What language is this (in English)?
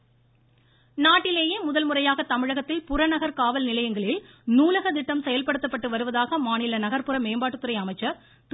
Tamil